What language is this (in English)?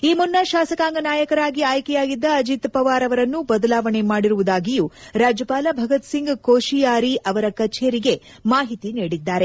Kannada